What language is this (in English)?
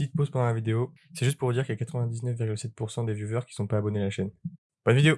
French